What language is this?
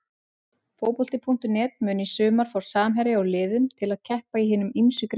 Icelandic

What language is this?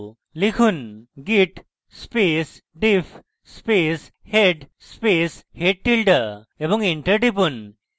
Bangla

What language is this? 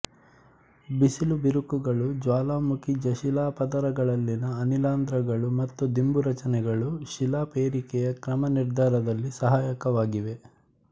Kannada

